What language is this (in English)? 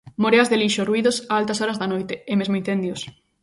Galician